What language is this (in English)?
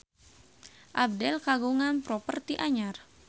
Sundanese